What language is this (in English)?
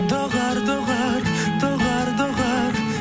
Kazakh